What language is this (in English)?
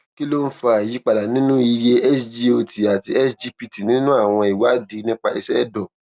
Yoruba